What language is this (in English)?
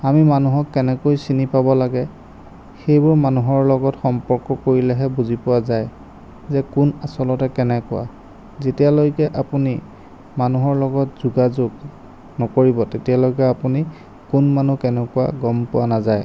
Assamese